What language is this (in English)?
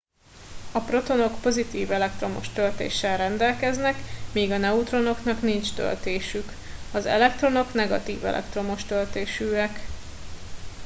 Hungarian